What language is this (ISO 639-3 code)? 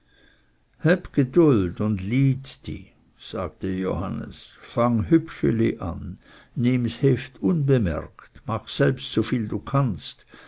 deu